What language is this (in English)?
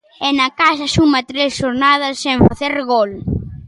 Galician